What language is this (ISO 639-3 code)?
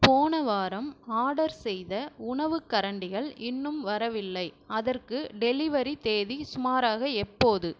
tam